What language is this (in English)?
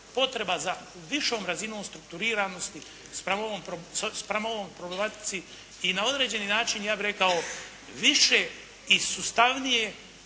Croatian